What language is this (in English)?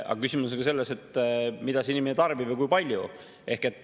Estonian